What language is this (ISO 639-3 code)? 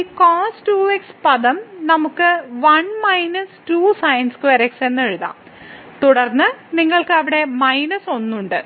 mal